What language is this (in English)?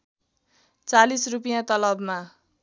Nepali